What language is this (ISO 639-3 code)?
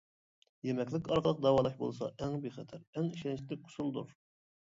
uig